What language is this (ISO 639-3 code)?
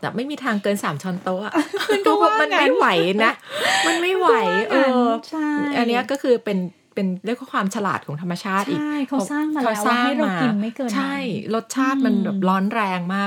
tha